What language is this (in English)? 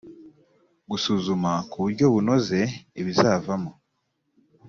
Kinyarwanda